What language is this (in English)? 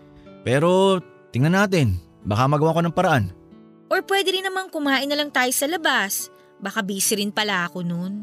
Filipino